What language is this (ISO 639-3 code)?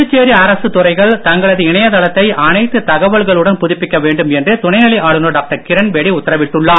tam